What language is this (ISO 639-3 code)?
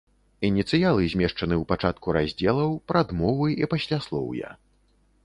bel